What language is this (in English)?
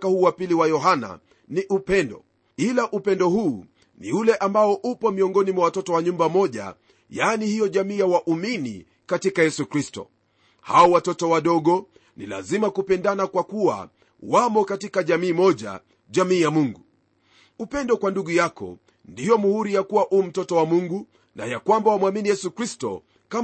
Swahili